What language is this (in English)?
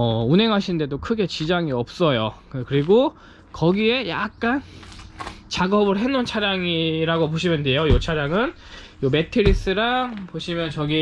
Korean